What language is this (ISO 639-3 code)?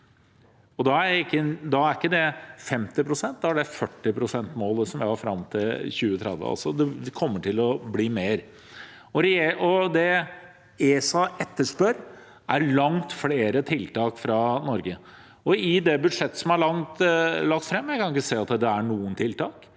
nor